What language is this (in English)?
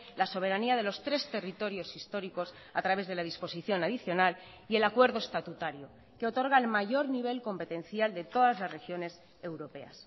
Spanish